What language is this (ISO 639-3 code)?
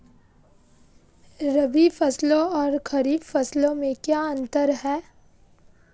hin